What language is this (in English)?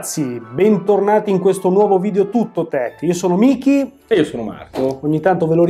Italian